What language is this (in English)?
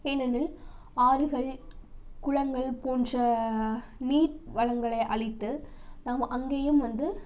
Tamil